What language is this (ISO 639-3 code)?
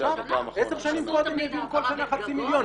heb